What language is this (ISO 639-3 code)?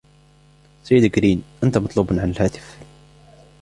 ara